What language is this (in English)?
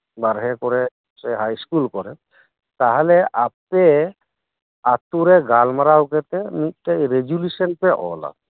Santali